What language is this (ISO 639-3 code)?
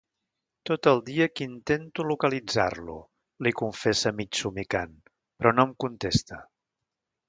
cat